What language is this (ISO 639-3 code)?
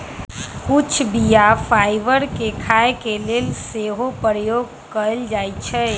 mag